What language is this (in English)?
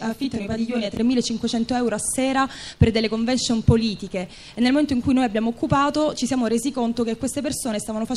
Italian